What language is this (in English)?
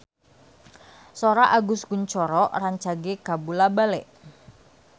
Sundanese